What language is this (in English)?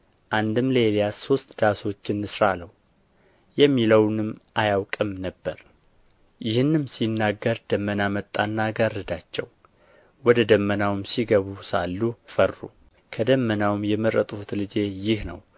Amharic